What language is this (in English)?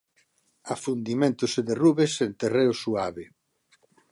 Galician